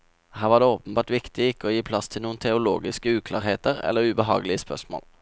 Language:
Norwegian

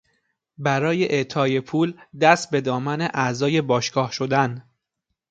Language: Persian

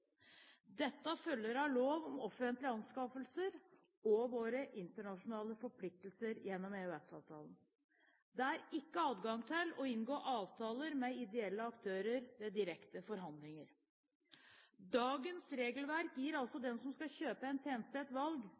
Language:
Norwegian Bokmål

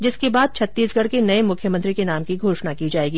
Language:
Hindi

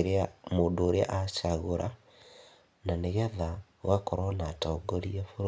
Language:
Kikuyu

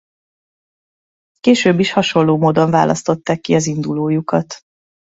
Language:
Hungarian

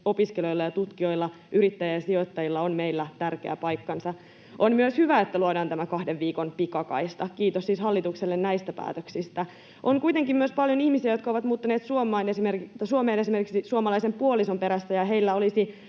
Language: Finnish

